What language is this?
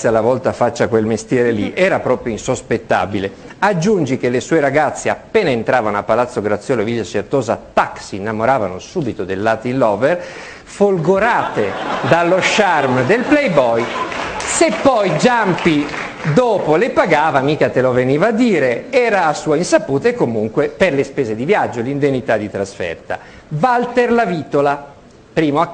Italian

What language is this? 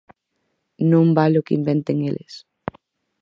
Galician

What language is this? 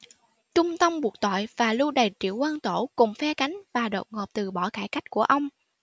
Vietnamese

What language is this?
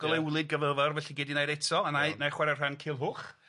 Welsh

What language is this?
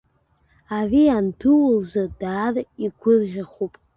Abkhazian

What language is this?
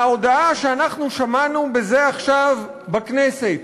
Hebrew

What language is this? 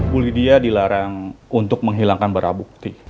Indonesian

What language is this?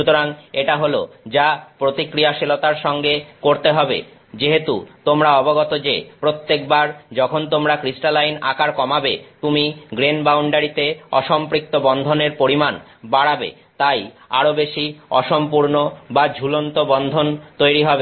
Bangla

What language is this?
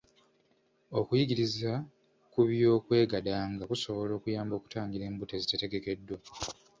Ganda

